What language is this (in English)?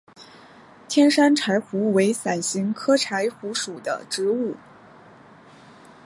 Chinese